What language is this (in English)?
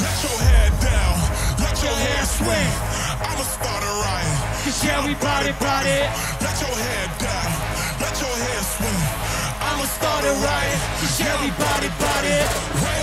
English